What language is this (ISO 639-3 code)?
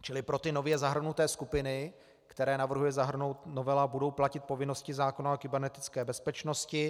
ces